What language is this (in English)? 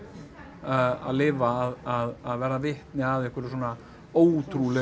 Icelandic